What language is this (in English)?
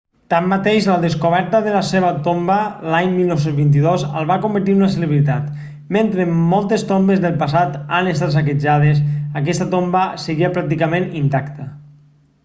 Catalan